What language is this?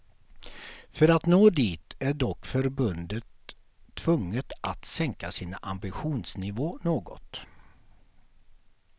Swedish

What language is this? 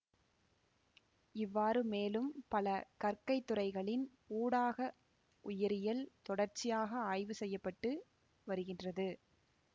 Tamil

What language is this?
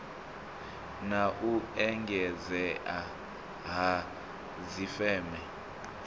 Venda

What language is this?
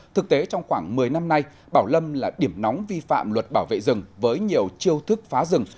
Vietnamese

